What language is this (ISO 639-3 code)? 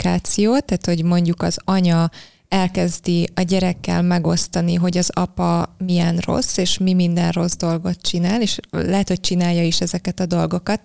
hun